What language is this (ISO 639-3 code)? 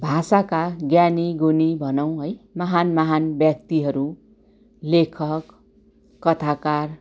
nep